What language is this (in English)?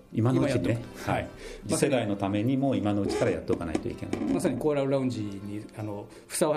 Japanese